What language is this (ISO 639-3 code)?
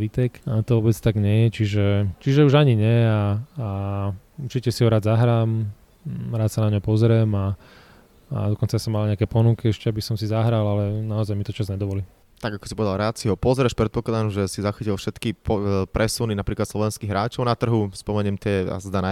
slk